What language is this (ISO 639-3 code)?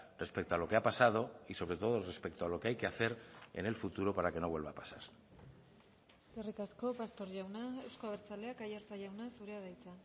spa